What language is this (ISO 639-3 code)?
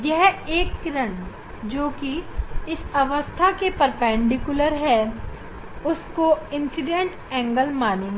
hin